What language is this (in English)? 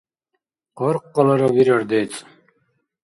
Dargwa